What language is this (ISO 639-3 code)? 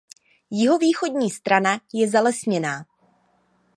ces